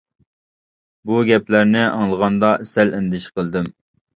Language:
Uyghur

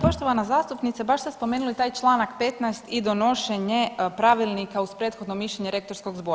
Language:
Croatian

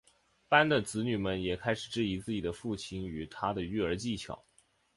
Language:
Chinese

